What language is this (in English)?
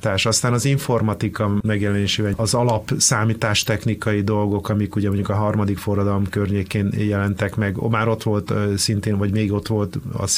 Hungarian